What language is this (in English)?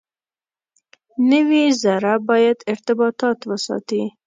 Pashto